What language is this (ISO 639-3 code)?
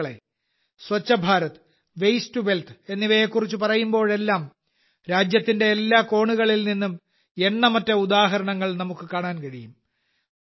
mal